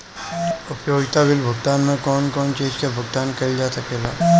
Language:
Bhojpuri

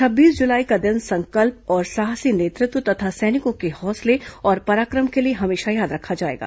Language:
Hindi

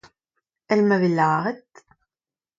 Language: Breton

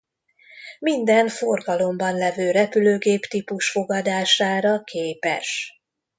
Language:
Hungarian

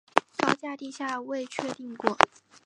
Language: Chinese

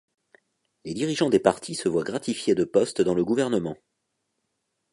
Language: French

